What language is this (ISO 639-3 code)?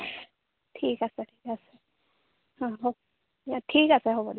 asm